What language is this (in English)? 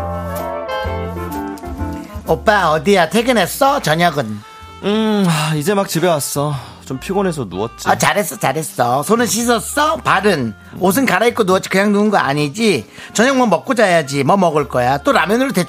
Korean